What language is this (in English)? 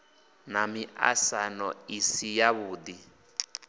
Venda